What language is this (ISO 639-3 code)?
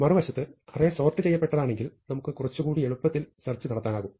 mal